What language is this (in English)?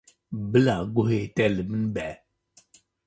Kurdish